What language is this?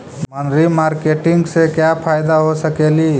Magahi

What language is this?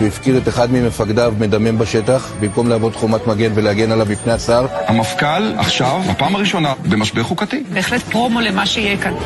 Hebrew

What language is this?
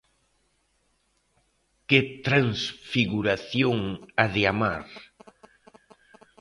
Galician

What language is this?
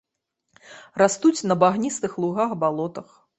Belarusian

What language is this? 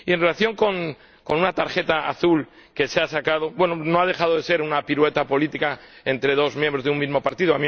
Spanish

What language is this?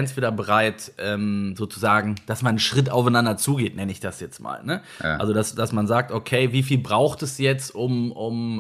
German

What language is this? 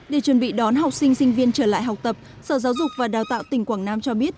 Vietnamese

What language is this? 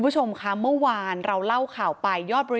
Thai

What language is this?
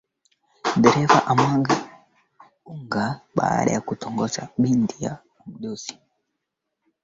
Swahili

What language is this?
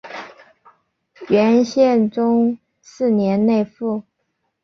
Chinese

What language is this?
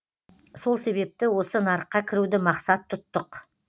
Kazakh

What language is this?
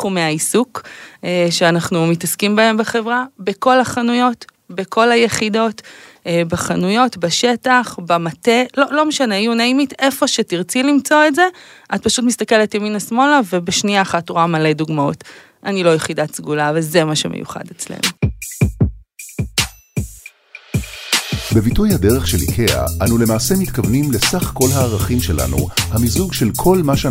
Hebrew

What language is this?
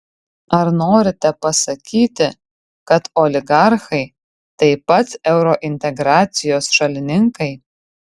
Lithuanian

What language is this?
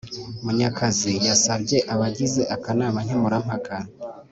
Kinyarwanda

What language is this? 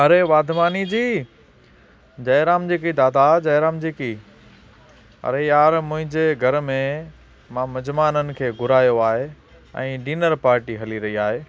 Sindhi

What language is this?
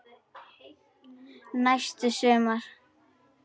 Icelandic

